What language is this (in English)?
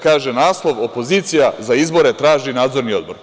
Serbian